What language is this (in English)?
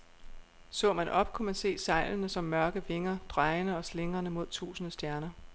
Danish